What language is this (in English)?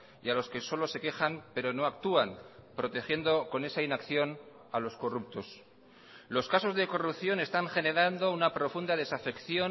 Spanish